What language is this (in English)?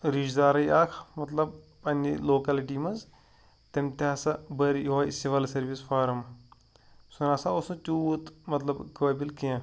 Kashmiri